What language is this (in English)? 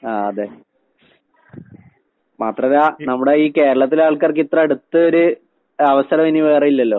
Malayalam